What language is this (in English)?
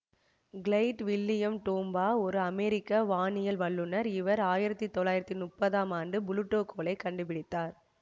Tamil